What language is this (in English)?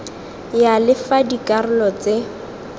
Tswana